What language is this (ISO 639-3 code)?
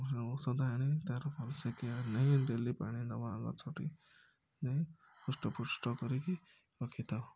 ori